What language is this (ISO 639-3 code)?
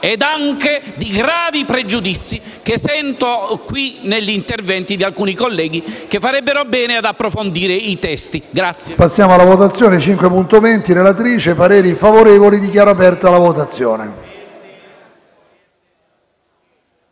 ita